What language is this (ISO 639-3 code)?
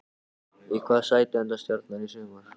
isl